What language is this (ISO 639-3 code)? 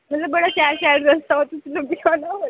doi